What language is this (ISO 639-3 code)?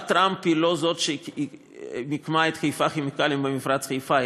heb